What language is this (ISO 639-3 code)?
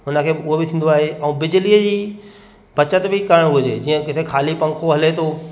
snd